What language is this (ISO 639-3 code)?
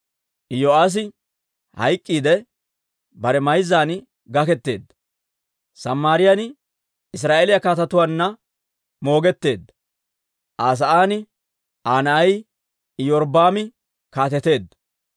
dwr